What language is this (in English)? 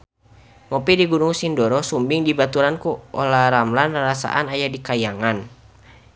Sundanese